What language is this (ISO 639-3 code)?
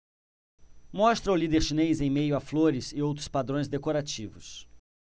por